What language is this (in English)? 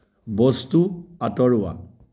Assamese